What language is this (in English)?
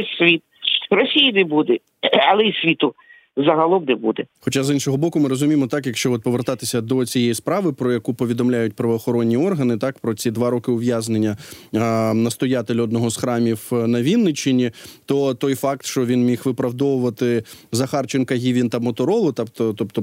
Ukrainian